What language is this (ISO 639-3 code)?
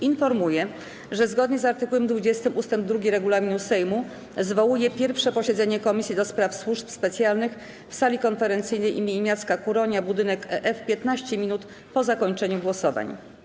pol